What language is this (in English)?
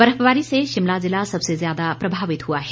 Hindi